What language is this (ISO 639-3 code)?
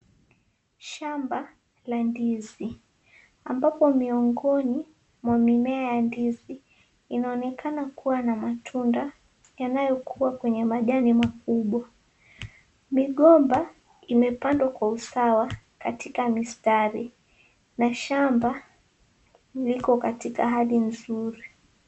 swa